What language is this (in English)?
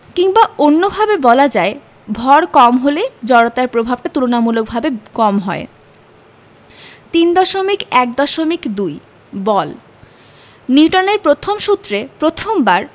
Bangla